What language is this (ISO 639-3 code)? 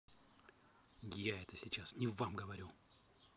rus